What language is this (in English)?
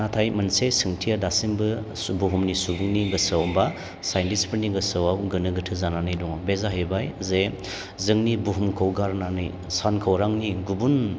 Bodo